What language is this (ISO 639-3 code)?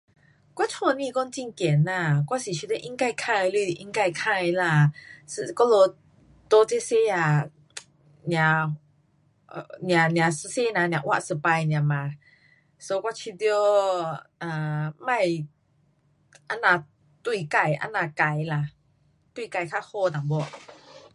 cpx